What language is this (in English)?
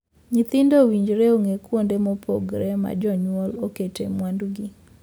Luo (Kenya and Tanzania)